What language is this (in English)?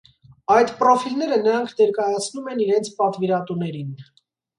Armenian